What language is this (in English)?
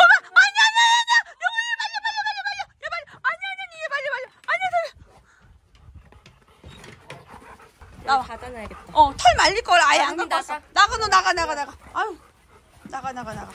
Korean